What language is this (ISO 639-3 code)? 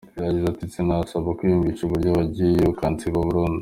kin